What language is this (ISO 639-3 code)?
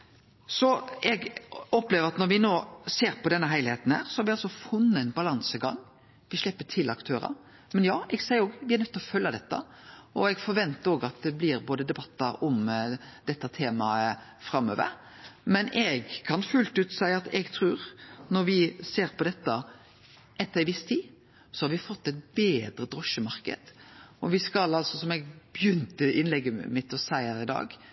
nno